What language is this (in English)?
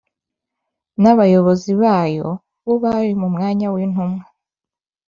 Kinyarwanda